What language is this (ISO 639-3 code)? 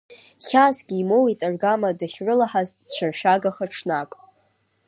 abk